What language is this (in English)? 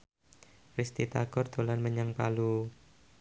Javanese